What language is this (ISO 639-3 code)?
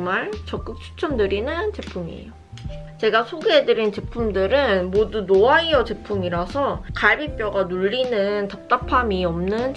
kor